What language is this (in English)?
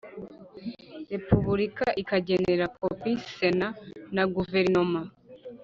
Kinyarwanda